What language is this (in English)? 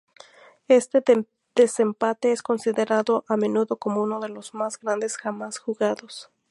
Spanish